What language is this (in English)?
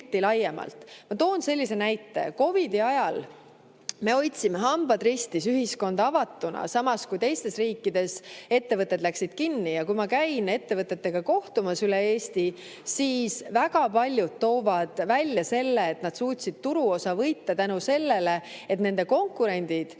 Estonian